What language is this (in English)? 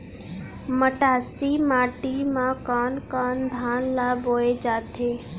Chhattisgarhi